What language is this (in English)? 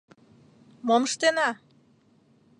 Mari